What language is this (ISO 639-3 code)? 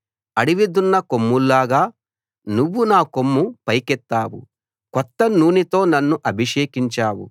tel